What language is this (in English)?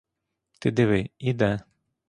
Ukrainian